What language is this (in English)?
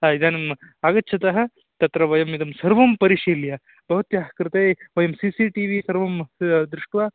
Sanskrit